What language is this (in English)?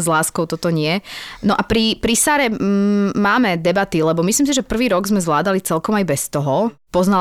Slovak